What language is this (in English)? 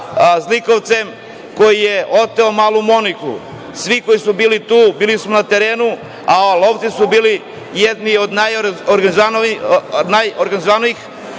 Serbian